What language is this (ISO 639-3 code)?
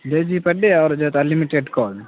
urd